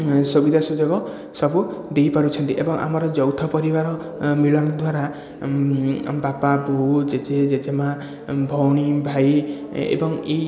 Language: Odia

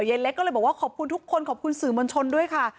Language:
Thai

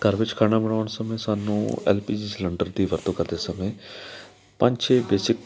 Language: Punjabi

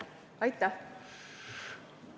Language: Estonian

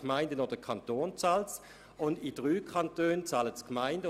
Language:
Swiss German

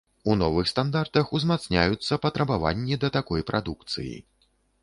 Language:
Belarusian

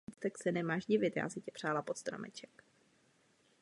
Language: Czech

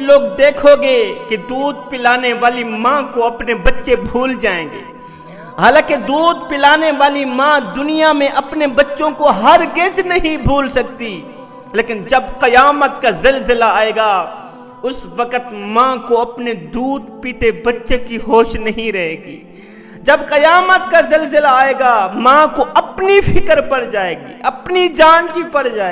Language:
Urdu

